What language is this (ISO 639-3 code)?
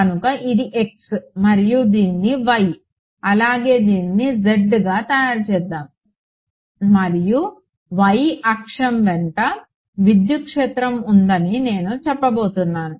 tel